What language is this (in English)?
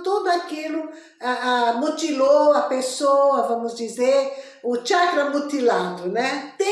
Portuguese